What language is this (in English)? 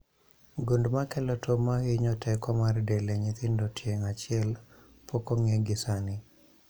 Luo (Kenya and Tanzania)